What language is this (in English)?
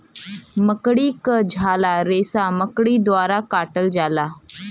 Bhojpuri